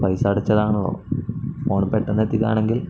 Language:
Malayalam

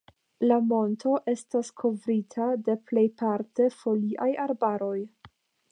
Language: Esperanto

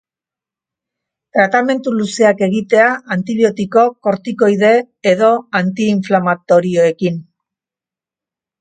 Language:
Basque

